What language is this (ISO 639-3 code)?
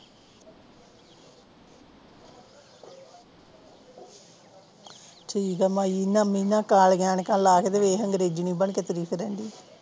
pan